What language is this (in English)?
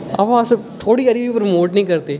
Dogri